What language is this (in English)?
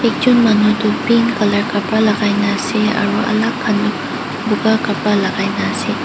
Naga Pidgin